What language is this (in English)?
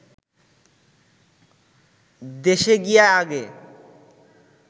Bangla